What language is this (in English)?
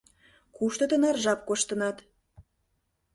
Mari